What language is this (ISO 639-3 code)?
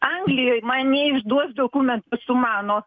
lit